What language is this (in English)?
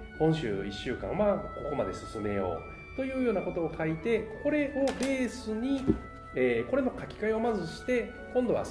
Japanese